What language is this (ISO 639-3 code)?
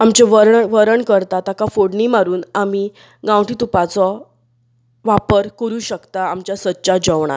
kok